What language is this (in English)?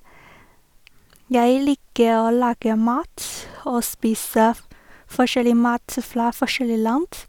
Norwegian